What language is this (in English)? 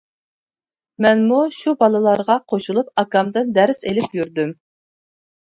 Uyghur